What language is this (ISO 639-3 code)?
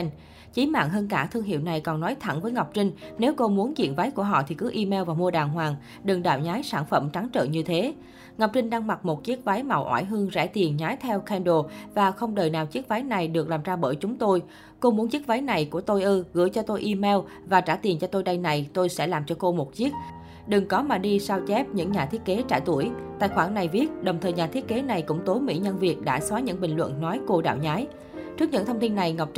vie